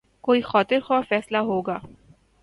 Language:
Urdu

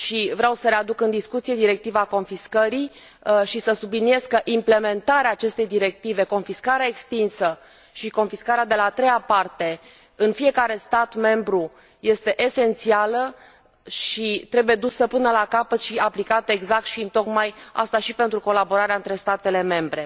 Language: Romanian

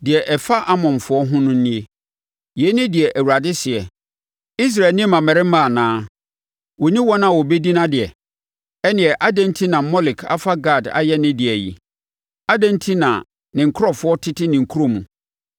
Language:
Akan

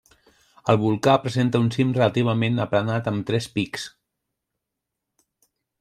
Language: Catalan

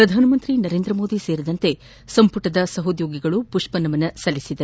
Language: Kannada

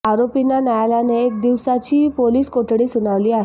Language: Marathi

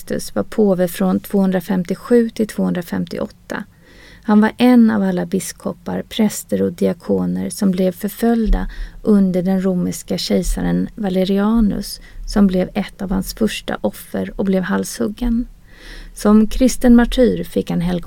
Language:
Swedish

